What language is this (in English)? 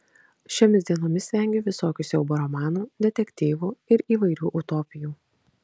Lithuanian